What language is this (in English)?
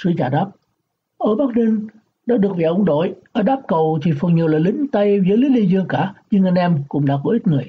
Vietnamese